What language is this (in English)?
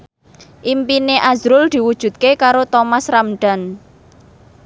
Javanese